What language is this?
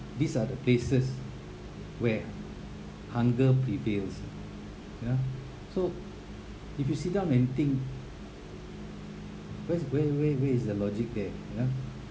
English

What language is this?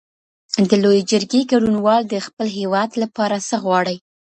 Pashto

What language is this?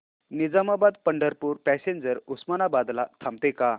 Marathi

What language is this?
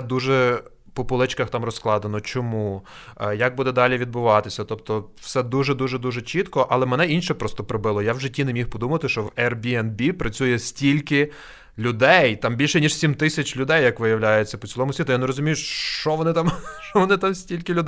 Ukrainian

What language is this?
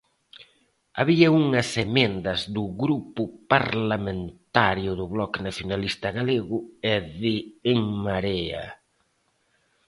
Galician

